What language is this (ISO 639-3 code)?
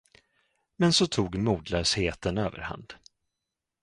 swe